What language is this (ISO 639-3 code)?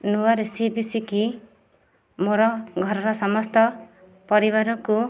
ori